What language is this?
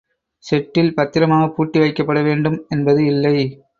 Tamil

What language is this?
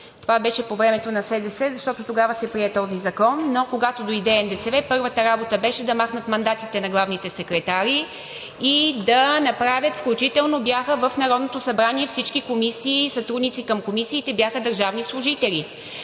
Bulgarian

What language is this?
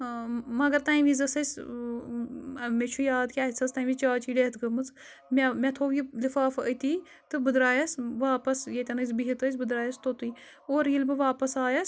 Kashmiri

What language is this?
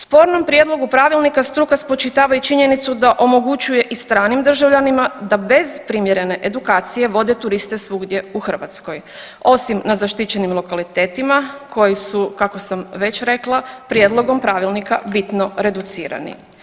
Croatian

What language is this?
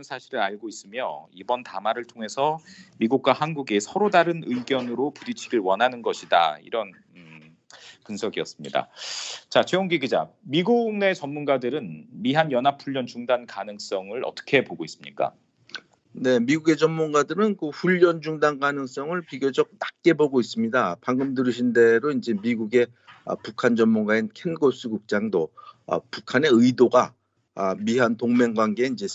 Korean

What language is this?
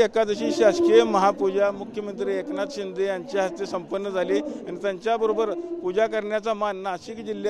Marathi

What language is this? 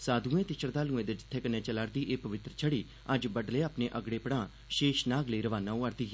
Dogri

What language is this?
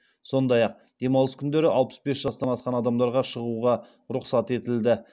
Kazakh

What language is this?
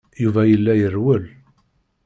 Kabyle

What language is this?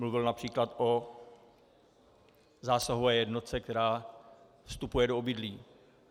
Czech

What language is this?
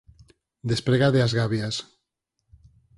Galician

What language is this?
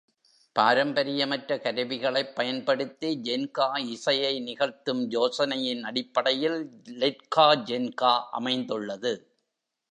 Tamil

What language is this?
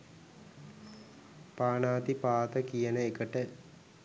Sinhala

